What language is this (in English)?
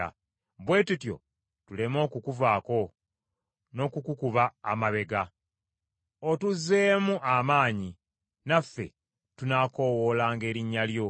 Ganda